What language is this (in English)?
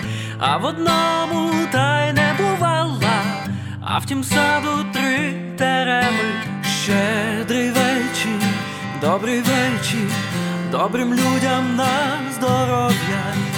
Ukrainian